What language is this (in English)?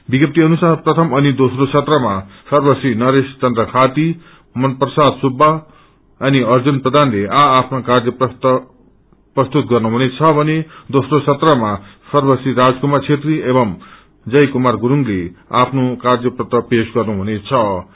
Nepali